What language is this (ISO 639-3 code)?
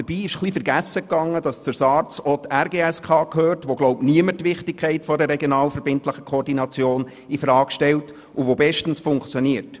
gsw